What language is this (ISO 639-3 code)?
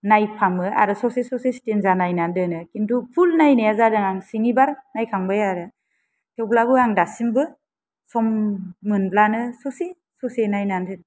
brx